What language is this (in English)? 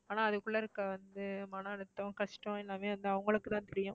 Tamil